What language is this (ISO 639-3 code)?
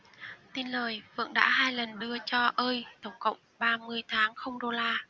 vie